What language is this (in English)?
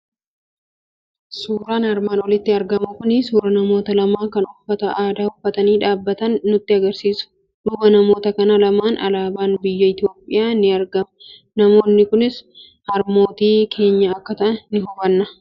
Oromo